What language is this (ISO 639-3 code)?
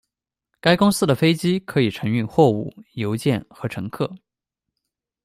zho